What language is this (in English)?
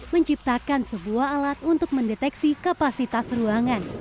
Indonesian